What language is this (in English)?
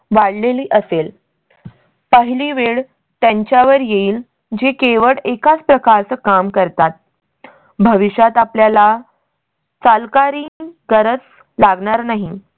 Marathi